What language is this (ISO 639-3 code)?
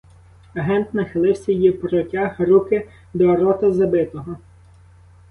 ukr